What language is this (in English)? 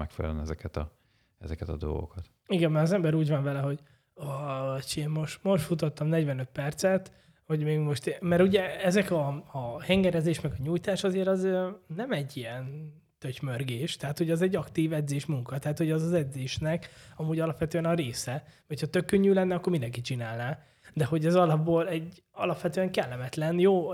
Hungarian